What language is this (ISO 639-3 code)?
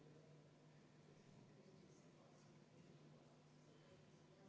est